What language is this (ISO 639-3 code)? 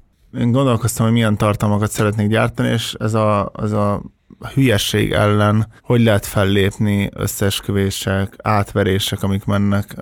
hun